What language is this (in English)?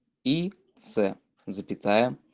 Russian